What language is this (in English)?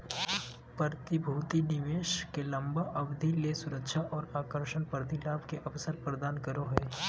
Magahi